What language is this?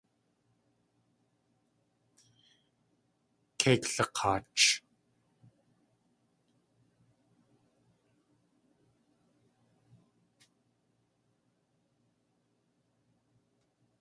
Tlingit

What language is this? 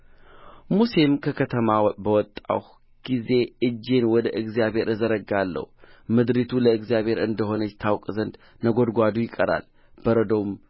Amharic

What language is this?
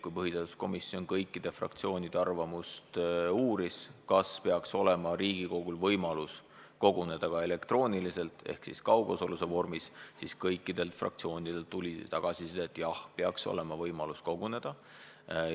Estonian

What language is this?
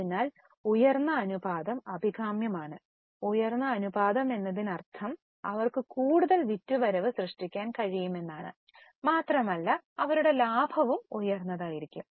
Malayalam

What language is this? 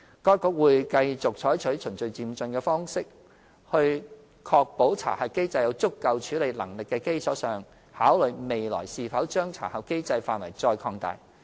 Cantonese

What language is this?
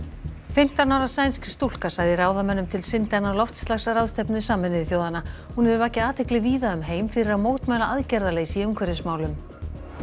Icelandic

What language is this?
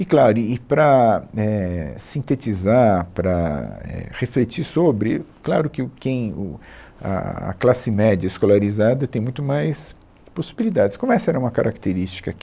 Portuguese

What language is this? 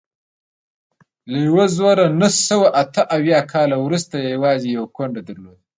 Pashto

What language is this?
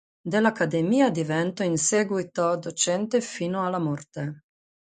Italian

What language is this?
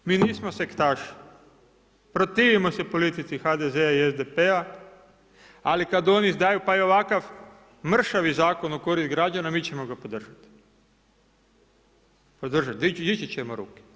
Croatian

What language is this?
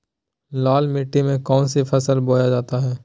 Magahi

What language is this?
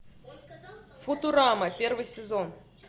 Russian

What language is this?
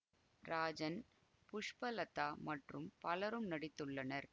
Tamil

